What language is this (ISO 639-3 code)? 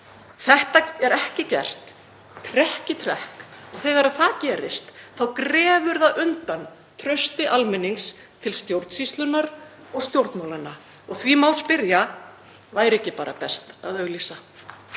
isl